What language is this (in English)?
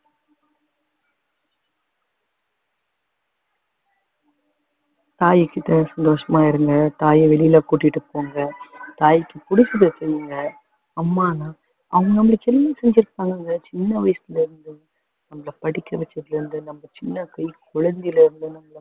Tamil